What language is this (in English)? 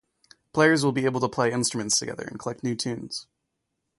English